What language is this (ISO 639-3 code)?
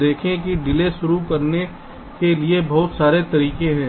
hin